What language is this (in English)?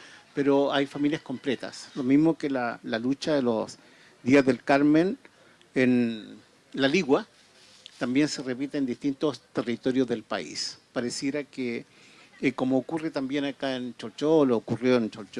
Spanish